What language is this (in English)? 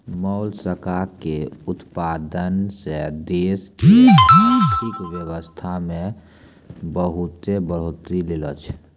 Maithili